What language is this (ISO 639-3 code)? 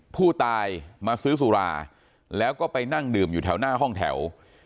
tha